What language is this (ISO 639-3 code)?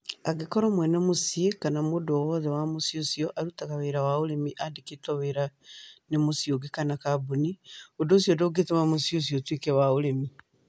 kik